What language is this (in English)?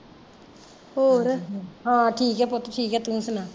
Punjabi